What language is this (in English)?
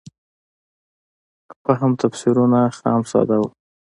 Pashto